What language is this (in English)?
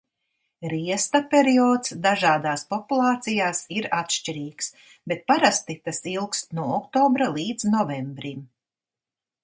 Latvian